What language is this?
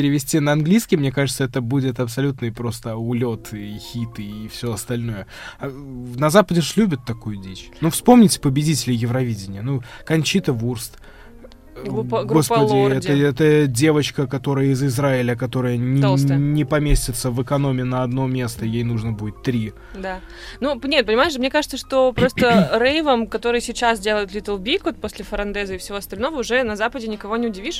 Russian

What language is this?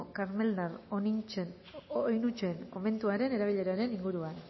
Basque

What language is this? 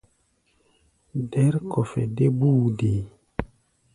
Gbaya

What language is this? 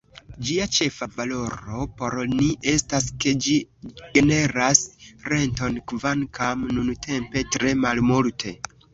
Esperanto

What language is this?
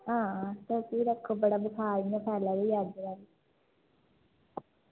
Dogri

